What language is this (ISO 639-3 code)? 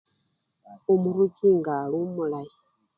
luy